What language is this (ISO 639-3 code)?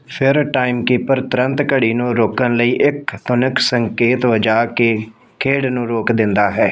pan